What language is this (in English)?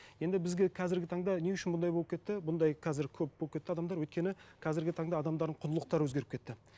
Kazakh